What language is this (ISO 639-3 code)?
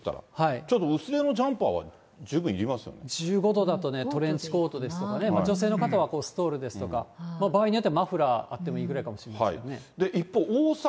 jpn